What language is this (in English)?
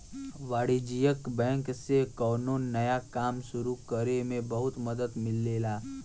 Bhojpuri